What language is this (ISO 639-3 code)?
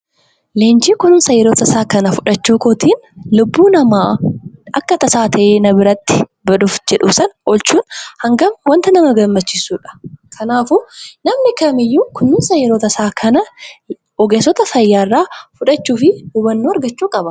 orm